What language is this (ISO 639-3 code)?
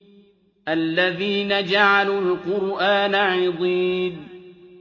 ara